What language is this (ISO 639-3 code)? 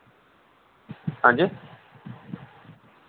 doi